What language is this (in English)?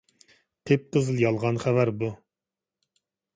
Uyghur